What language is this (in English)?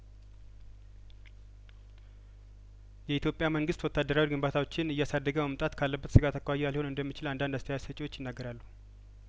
Amharic